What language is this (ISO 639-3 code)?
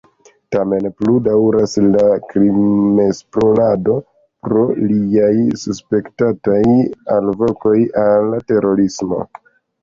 epo